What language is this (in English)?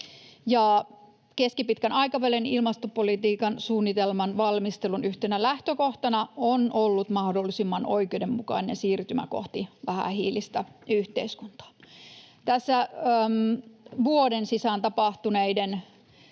Finnish